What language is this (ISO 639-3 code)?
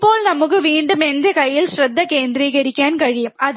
mal